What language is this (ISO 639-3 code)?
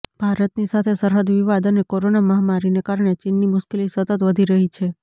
guj